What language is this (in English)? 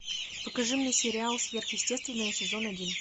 Russian